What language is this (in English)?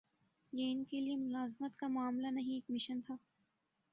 Urdu